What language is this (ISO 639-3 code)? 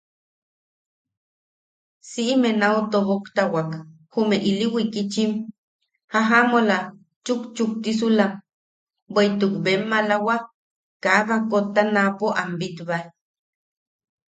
yaq